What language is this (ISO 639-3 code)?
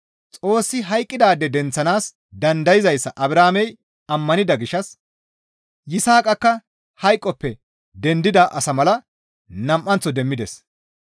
gmv